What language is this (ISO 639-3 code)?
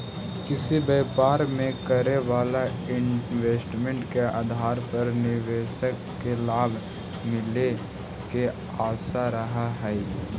mag